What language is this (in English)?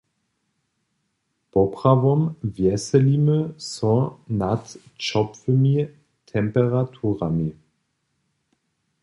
Upper Sorbian